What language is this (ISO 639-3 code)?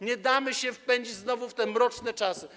pol